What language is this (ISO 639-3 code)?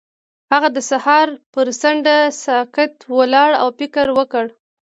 pus